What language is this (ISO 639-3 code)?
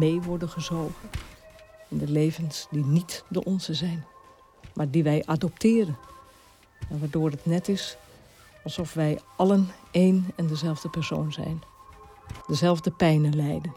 nld